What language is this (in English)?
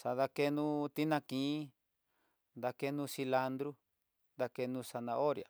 Tidaá Mixtec